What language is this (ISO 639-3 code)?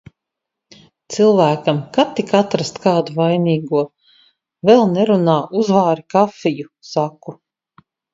lav